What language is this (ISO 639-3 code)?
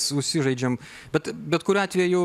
lit